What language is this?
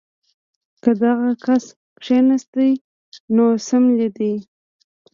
Pashto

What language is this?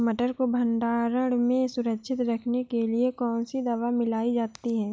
Hindi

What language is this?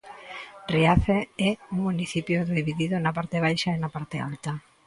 Galician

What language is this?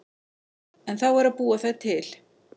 Icelandic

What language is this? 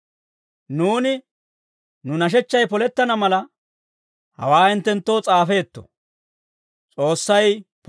Dawro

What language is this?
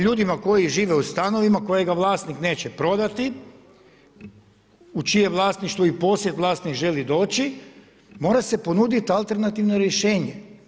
Croatian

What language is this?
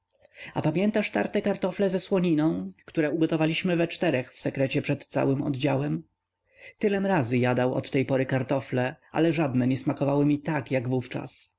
Polish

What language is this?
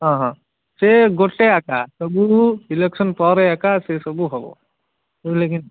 Odia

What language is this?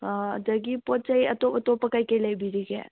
Manipuri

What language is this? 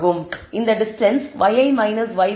Tamil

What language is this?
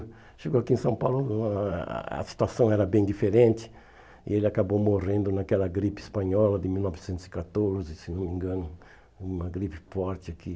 Portuguese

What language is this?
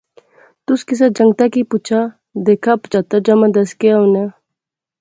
Pahari-Potwari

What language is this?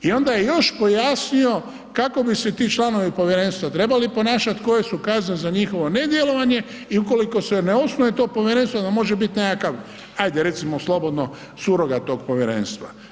Croatian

